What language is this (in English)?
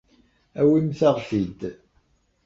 Kabyle